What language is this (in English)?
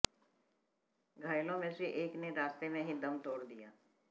Hindi